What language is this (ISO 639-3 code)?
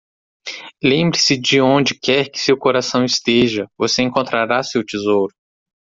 por